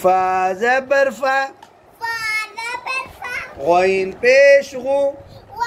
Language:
Arabic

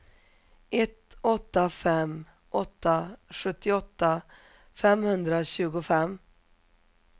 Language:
Swedish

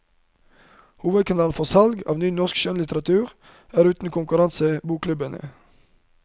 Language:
Norwegian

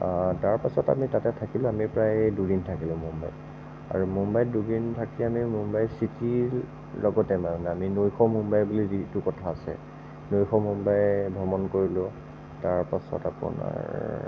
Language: Assamese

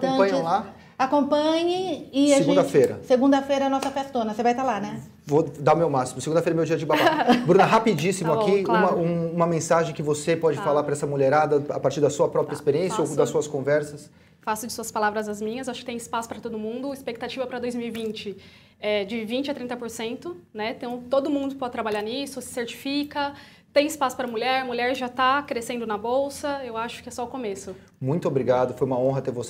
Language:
Portuguese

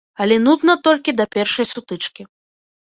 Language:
Belarusian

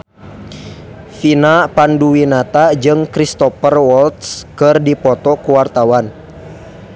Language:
Sundanese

